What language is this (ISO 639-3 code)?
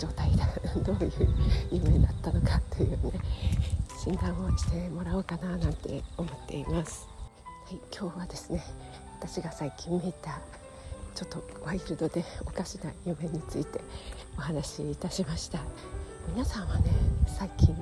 jpn